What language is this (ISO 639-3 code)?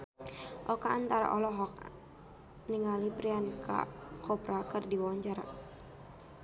sun